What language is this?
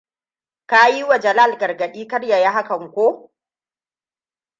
Hausa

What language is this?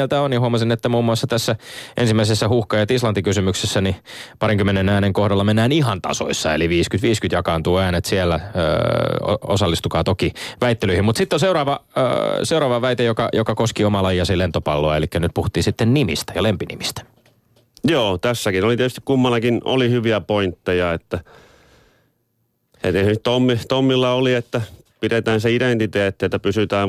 Finnish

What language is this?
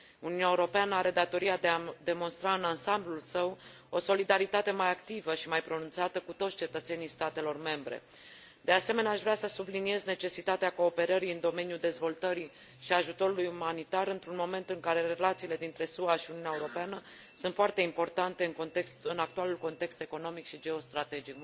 Romanian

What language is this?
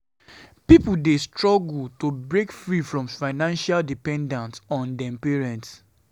Nigerian Pidgin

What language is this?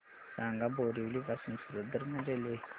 Marathi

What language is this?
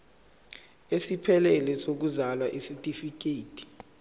Zulu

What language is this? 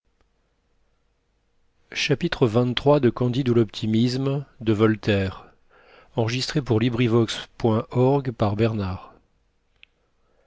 French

